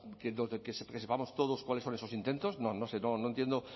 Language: Spanish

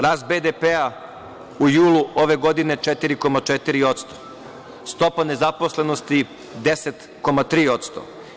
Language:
Serbian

